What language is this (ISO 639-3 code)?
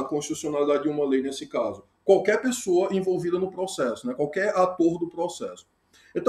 por